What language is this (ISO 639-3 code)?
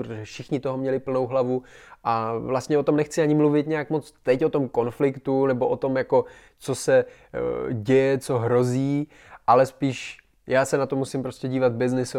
ces